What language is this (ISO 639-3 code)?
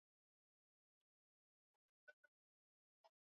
swa